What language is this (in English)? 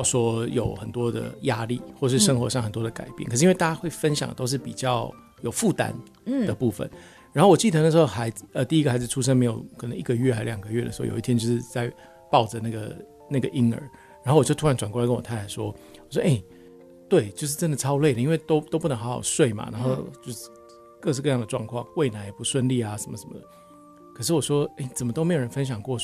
Chinese